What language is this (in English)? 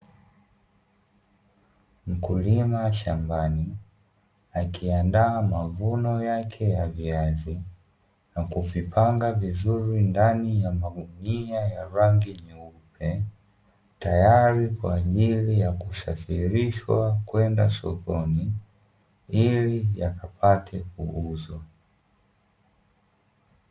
Swahili